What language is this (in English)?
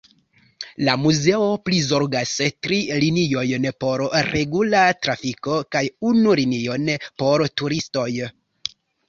Esperanto